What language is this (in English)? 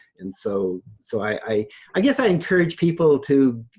English